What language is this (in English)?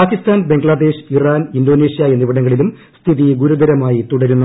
Malayalam